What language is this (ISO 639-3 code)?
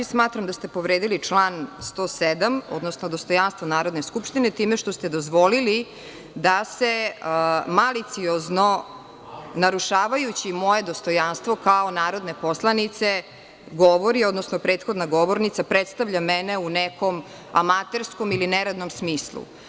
srp